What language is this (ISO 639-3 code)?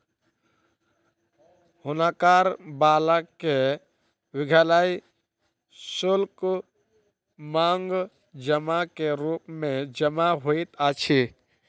mai